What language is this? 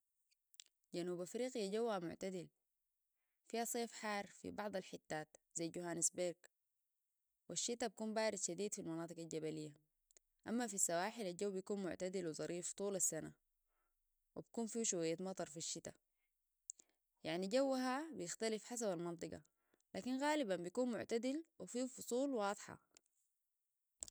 Sudanese Arabic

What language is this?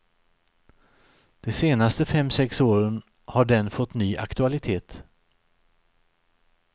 Swedish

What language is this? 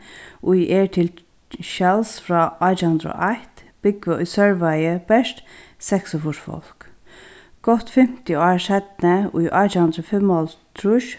Faroese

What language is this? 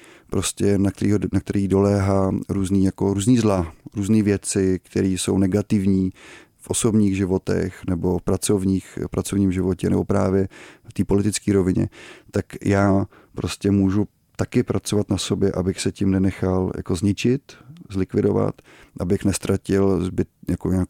Czech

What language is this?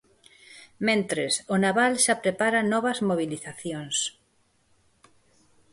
Galician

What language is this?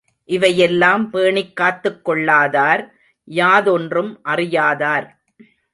Tamil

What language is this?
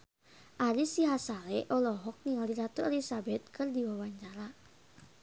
Sundanese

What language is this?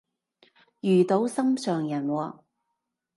Cantonese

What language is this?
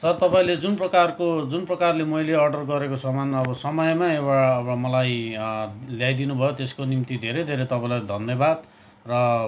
Nepali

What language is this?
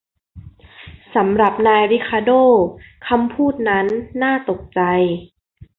Thai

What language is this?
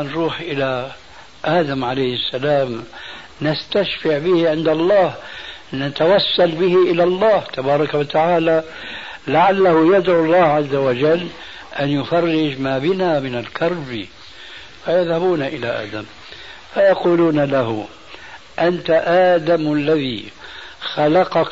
Arabic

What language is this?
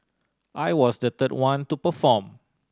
English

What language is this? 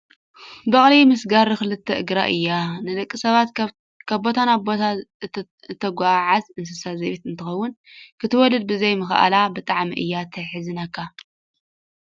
Tigrinya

